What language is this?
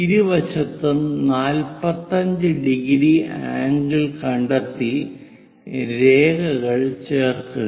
Malayalam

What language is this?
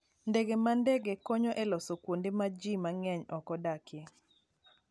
Luo (Kenya and Tanzania)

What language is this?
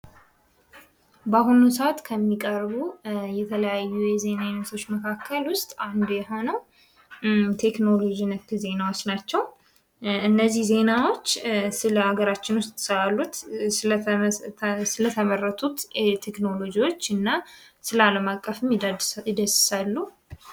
Amharic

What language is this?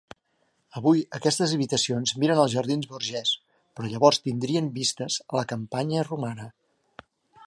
Catalan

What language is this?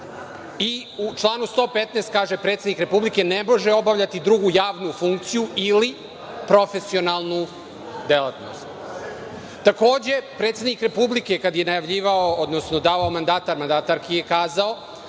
Serbian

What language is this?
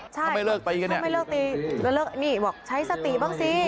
Thai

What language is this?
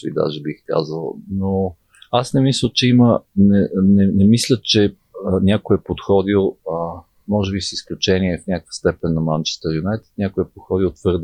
Bulgarian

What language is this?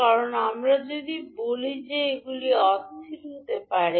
Bangla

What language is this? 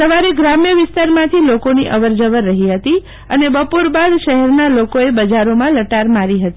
Gujarati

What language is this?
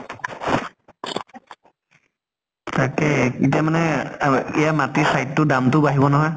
Assamese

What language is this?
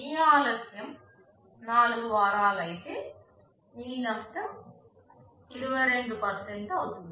Telugu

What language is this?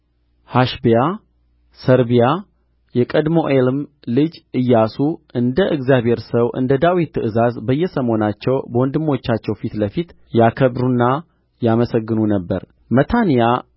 Amharic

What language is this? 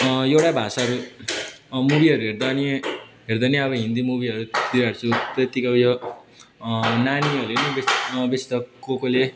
Nepali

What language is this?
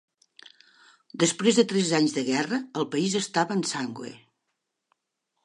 Catalan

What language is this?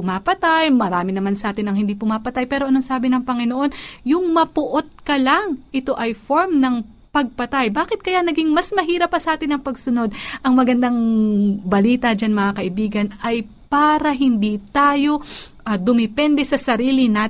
Filipino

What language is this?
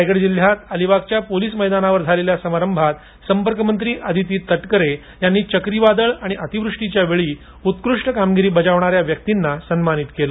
Marathi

